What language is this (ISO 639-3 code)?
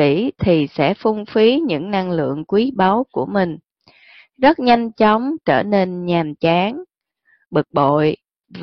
vie